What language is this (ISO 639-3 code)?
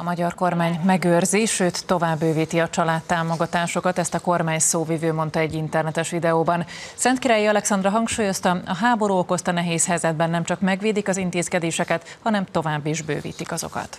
hun